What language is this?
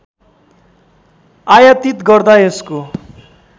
Nepali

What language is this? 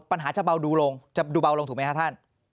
Thai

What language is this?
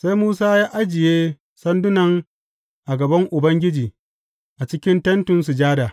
Hausa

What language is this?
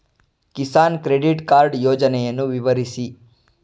Kannada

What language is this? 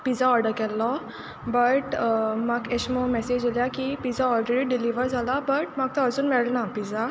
Konkani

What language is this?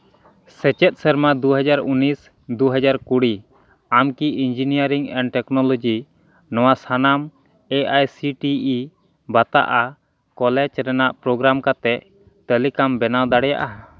Santali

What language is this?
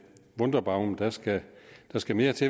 Danish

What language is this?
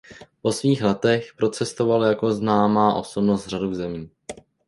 Czech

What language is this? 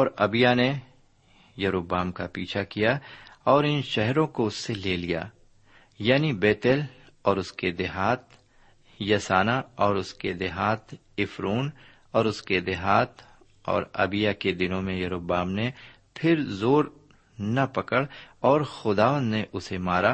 Urdu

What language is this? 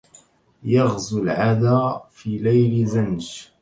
Arabic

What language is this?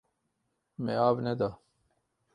Kurdish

